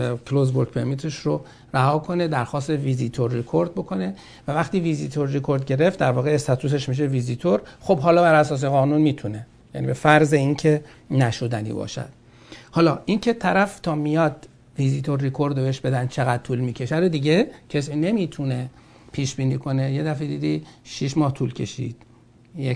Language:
Persian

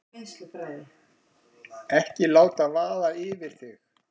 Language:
Icelandic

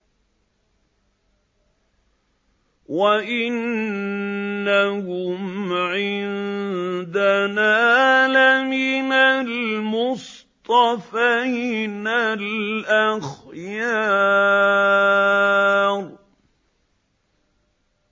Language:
Arabic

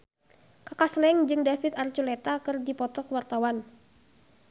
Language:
Sundanese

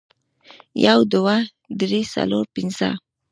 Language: Pashto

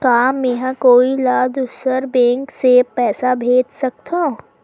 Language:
Chhattisgarhi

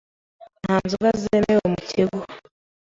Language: Kinyarwanda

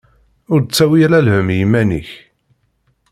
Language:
Kabyle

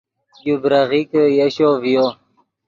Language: Yidgha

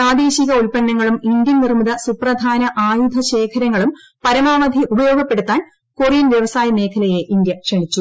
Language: Malayalam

